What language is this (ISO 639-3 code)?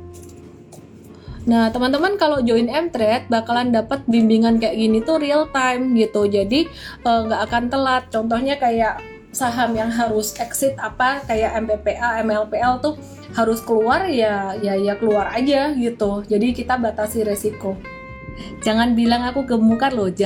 ind